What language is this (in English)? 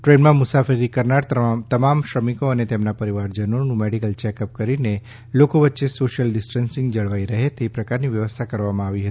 Gujarati